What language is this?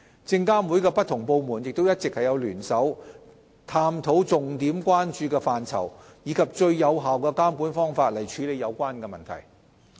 Cantonese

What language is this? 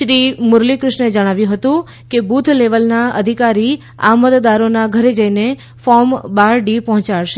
Gujarati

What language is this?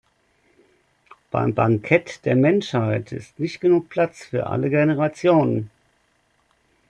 German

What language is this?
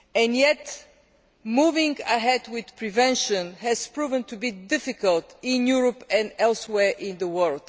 English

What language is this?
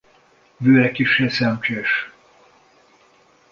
Hungarian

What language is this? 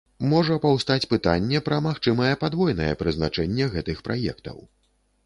Belarusian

